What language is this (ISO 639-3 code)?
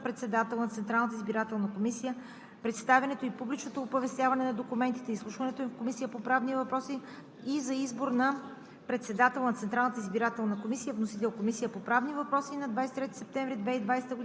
bul